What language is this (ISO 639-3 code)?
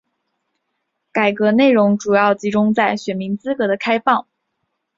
zho